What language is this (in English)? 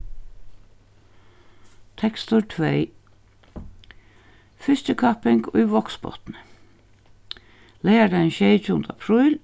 Faroese